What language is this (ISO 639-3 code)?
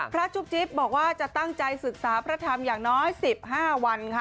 tha